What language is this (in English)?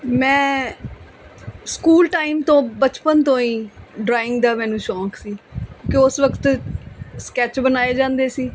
Punjabi